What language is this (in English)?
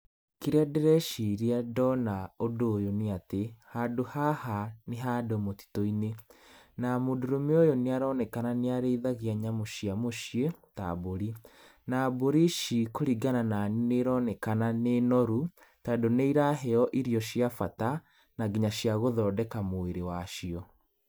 Kikuyu